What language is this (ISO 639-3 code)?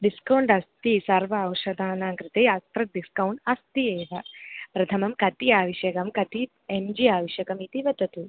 san